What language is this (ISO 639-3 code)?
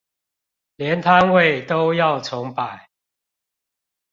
zho